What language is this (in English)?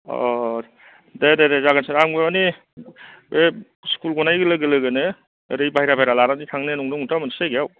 Bodo